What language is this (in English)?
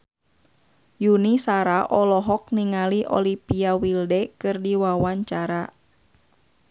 Sundanese